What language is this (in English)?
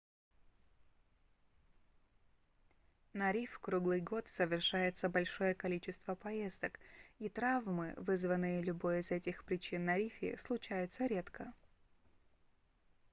Russian